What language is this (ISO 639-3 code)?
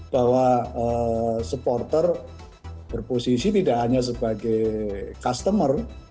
ind